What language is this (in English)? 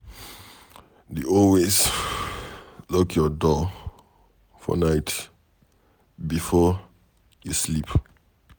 Nigerian Pidgin